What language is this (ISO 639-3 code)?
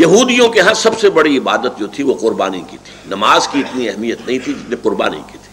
urd